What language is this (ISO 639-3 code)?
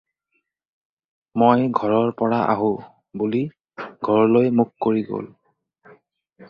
asm